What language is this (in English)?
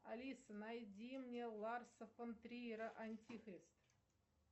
Russian